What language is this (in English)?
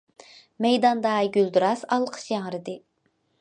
Uyghur